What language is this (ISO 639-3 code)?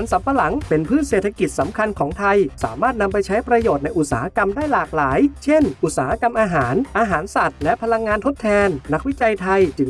tha